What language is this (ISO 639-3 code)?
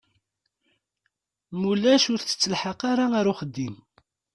kab